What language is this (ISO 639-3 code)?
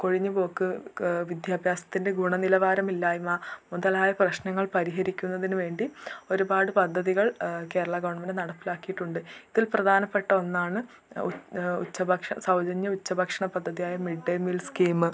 mal